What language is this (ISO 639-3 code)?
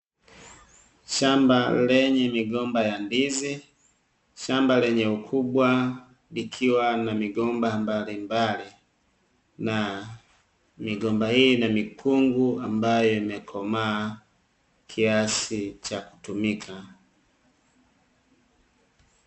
swa